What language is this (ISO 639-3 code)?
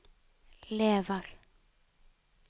nor